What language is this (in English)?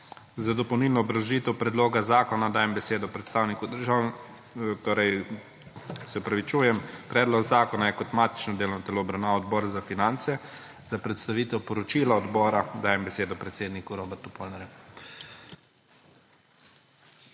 Slovenian